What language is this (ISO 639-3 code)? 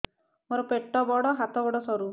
ori